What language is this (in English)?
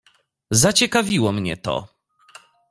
Polish